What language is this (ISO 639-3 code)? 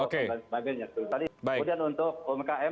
ind